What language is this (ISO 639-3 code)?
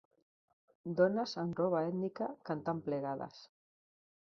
cat